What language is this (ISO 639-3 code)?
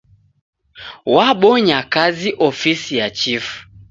dav